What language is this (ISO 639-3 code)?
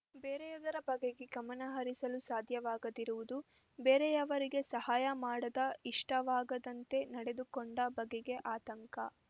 kan